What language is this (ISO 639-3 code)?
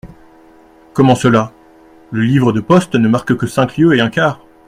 fra